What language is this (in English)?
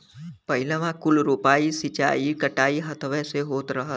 Bhojpuri